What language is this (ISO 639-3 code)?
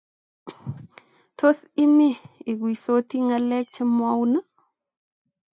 kln